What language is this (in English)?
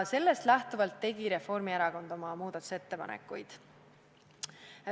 Estonian